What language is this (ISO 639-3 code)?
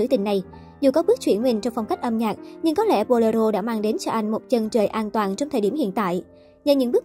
vie